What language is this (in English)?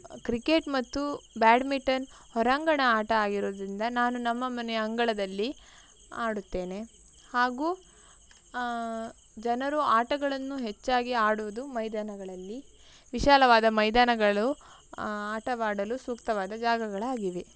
Kannada